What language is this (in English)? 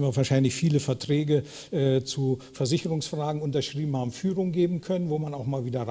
German